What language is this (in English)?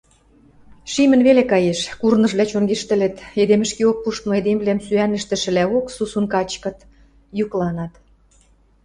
Western Mari